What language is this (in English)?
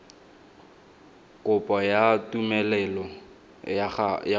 Tswana